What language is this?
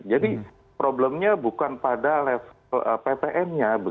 Indonesian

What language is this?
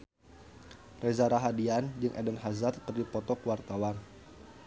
Sundanese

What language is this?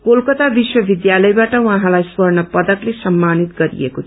Nepali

